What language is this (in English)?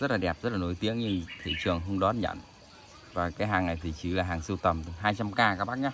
Vietnamese